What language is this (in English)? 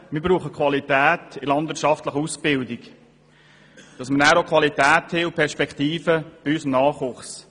Swiss German